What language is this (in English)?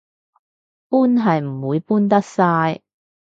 Cantonese